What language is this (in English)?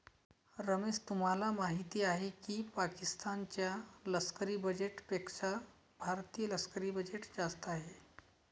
Marathi